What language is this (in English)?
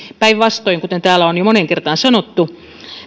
Finnish